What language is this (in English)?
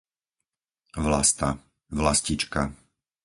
Slovak